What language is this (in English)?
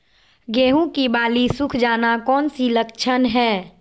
Magahi